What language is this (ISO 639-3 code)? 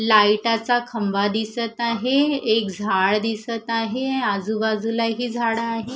mar